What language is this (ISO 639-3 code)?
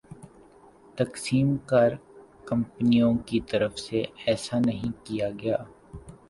urd